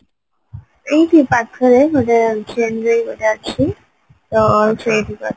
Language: Odia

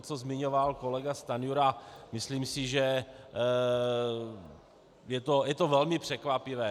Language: Czech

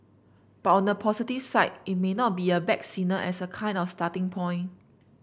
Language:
English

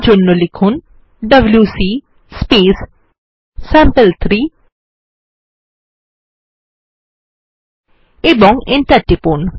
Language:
Bangla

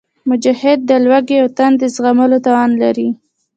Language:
Pashto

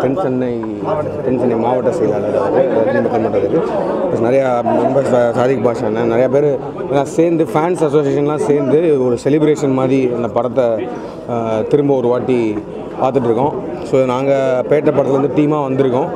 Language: Tamil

